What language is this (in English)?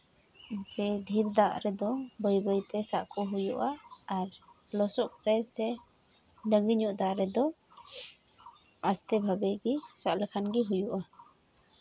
Santali